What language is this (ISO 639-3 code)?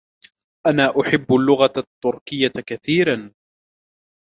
ara